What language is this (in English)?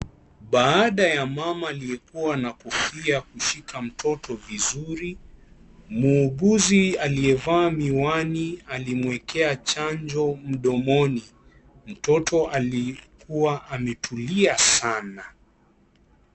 Swahili